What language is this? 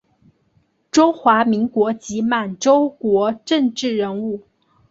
Chinese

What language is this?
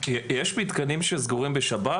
Hebrew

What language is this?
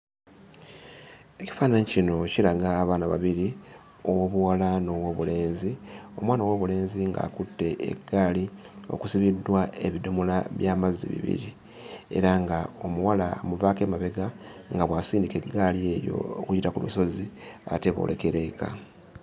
Ganda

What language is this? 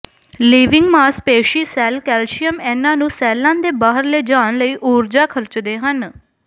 Punjabi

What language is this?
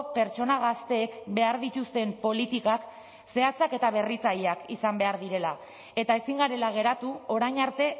Basque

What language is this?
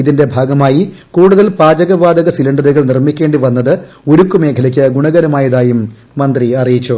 Malayalam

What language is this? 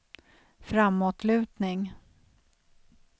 Swedish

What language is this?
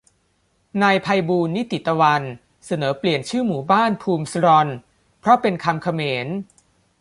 Thai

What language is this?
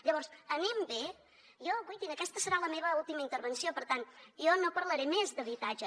Catalan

